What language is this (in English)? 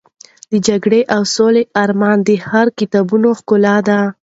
Pashto